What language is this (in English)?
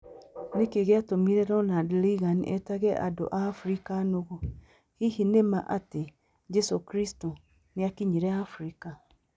Kikuyu